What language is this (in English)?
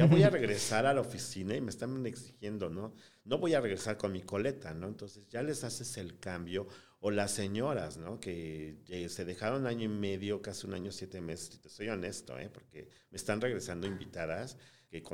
Spanish